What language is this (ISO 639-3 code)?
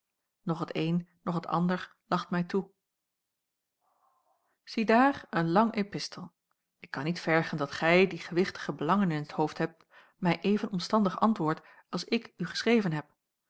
nld